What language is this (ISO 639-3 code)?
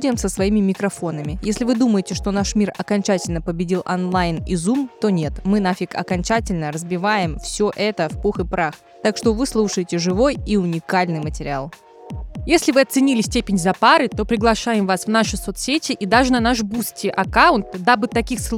rus